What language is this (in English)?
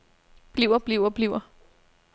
Danish